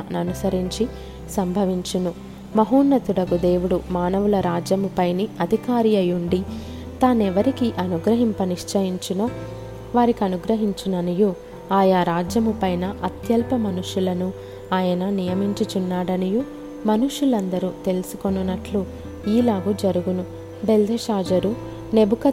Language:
Telugu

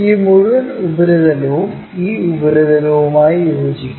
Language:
Malayalam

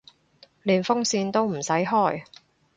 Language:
Cantonese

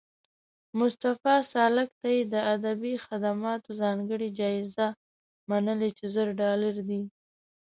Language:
Pashto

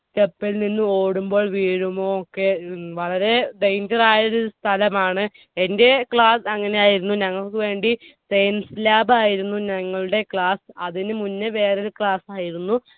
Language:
Malayalam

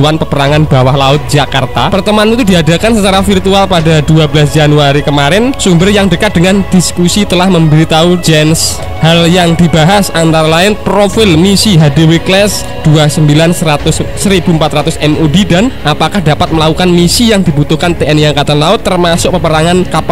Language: Indonesian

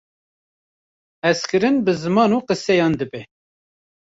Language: Kurdish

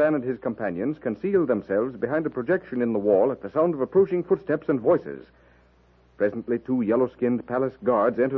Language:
English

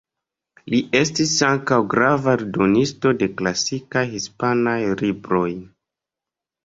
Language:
Esperanto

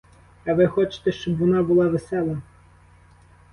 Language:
Ukrainian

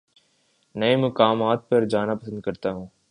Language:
Urdu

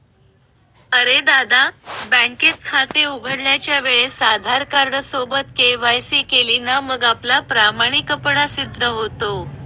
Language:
Marathi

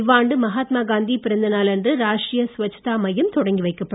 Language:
Tamil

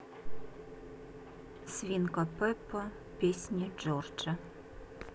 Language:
Russian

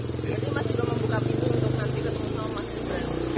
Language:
Indonesian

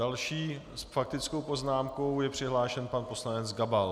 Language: Czech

